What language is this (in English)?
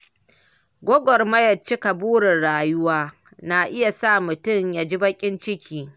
Hausa